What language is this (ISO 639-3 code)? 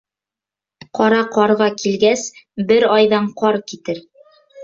bak